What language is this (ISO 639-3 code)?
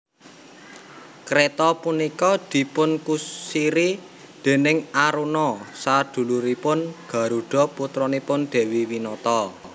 jav